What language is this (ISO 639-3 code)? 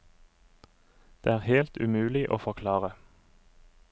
nor